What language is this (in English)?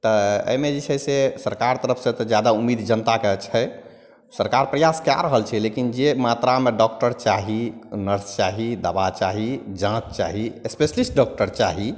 Maithili